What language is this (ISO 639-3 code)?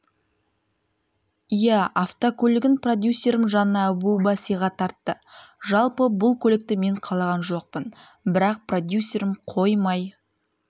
kaz